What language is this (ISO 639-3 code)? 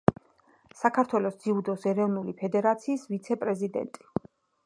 kat